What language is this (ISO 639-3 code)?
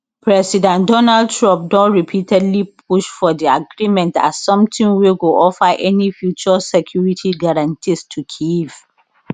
pcm